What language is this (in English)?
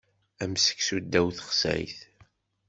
Kabyle